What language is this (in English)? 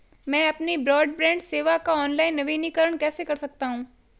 Hindi